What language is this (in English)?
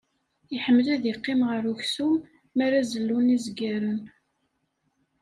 Kabyle